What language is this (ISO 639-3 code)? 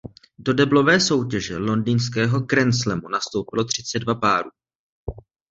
ces